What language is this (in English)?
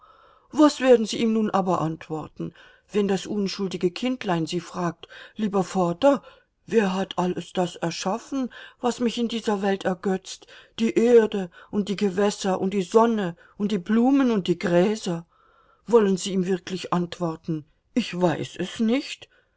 German